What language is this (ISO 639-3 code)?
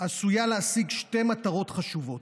heb